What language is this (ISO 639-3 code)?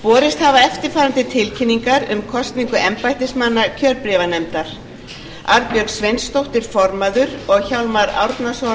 isl